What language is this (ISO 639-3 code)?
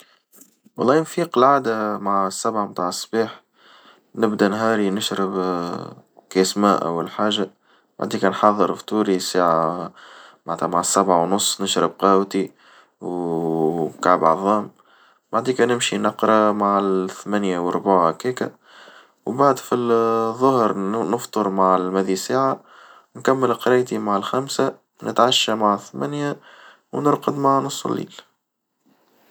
aeb